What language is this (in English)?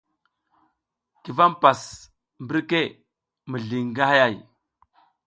South Giziga